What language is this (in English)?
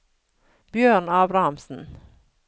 Norwegian